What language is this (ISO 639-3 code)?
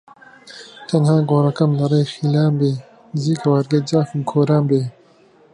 ckb